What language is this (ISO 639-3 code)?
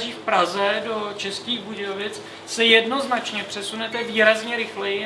ces